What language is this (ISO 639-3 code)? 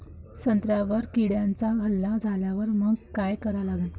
mar